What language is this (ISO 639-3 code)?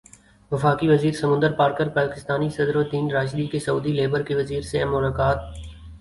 urd